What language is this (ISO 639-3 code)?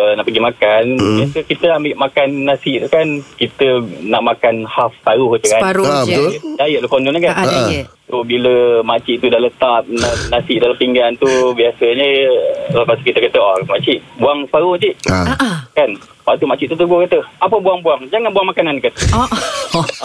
msa